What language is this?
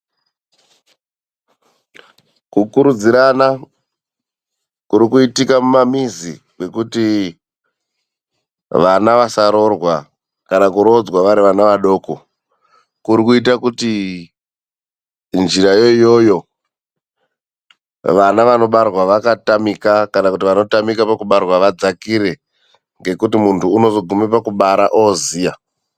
Ndau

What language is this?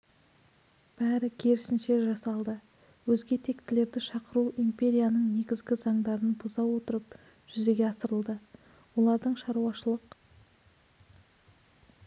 Kazakh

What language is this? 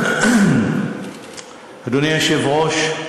Hebrew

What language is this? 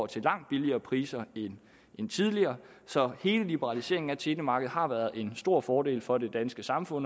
Danish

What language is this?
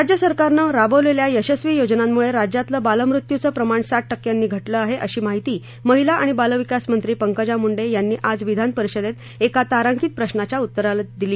Marathi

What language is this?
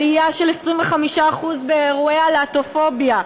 Hebrew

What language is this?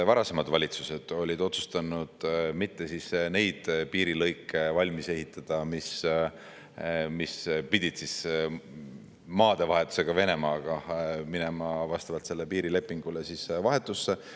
Estonian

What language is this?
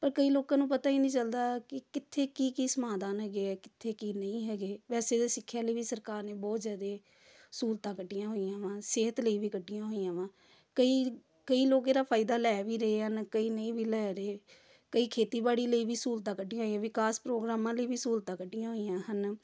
Punjabi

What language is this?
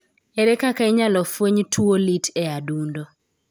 Luo (Kenya and Tanzania)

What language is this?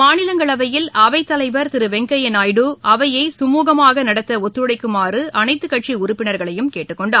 Tamil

